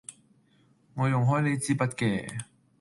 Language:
Cantonese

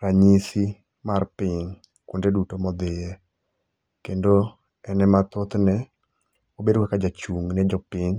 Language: Luo (Kenya and Tanzania)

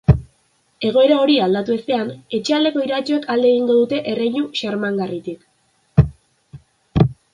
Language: Basque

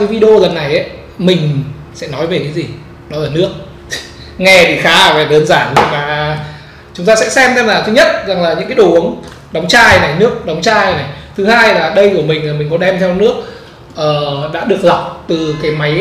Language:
Vietnamese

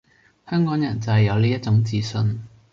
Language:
Cantonese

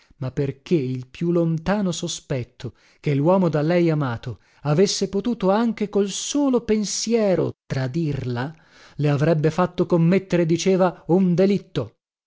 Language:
Italian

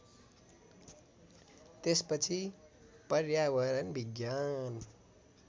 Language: Nepali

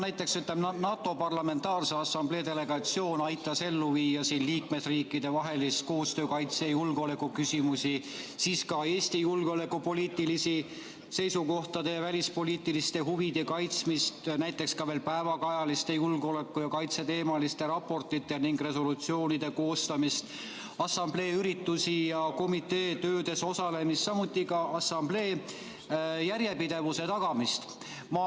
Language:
Estonian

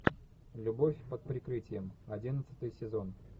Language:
Russian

